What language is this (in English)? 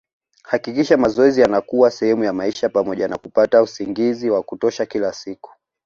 Swahili